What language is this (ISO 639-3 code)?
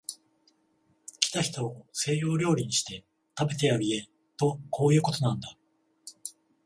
jpn